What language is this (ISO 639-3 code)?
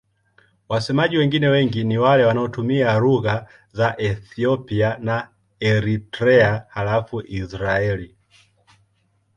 swa